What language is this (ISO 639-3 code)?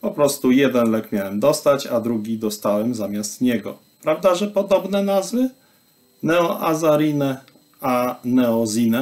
pol